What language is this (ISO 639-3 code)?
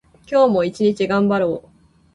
jpn